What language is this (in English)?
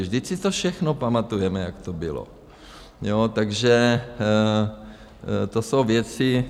Czech